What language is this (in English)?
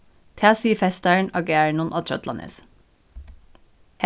Faroese